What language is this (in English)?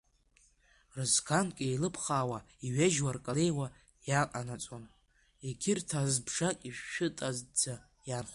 Abkhazian